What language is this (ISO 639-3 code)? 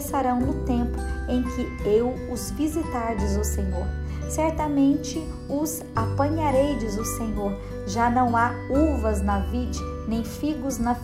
por